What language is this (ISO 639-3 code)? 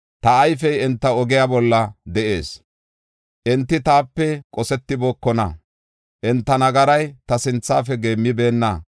gof